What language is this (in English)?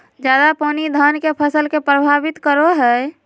Magahi